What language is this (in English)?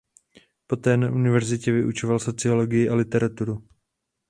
Czech